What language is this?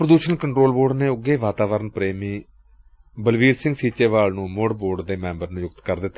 Punjabi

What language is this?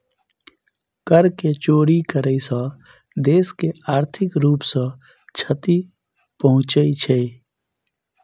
Maithili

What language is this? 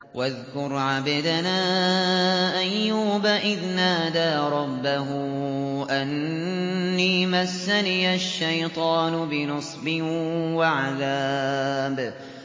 Arabic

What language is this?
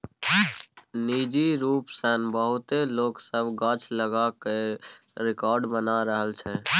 Maithili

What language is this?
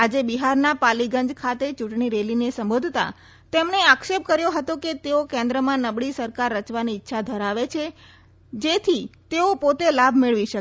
Gujarati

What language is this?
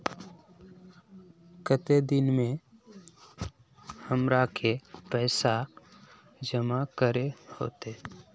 Magahi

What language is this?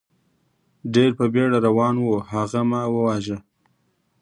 Pashto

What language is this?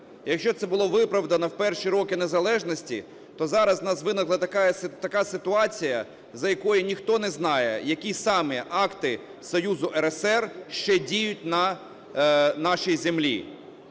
Ukrainian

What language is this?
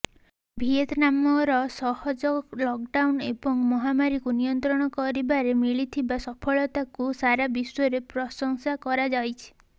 Odia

